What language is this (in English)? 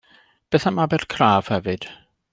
Welsh